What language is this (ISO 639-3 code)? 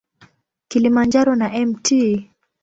swa